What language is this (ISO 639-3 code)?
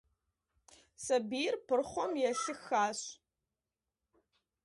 kbd